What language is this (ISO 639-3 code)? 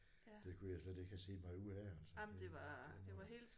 dan